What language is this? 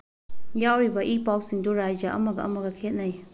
Manipuri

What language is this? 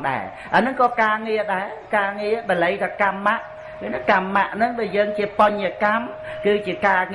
Vietnamese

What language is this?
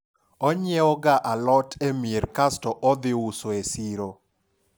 Luo (Kenya and Tanzania)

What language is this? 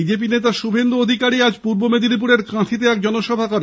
Bangla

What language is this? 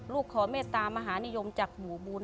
Thai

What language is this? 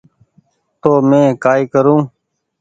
Goaria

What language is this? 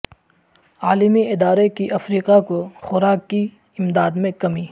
Urdu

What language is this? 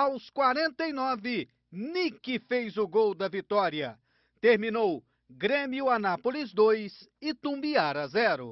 Portuguese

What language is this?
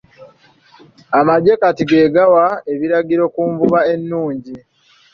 Ganda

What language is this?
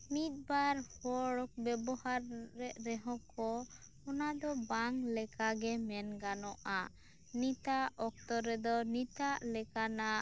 Santali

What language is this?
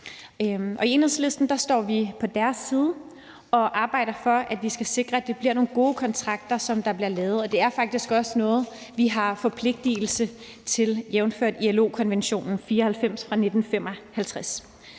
Danish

